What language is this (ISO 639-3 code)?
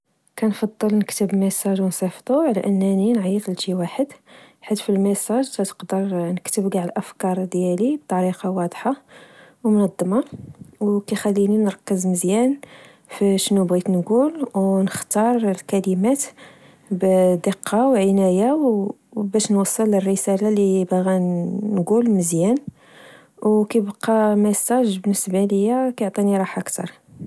ary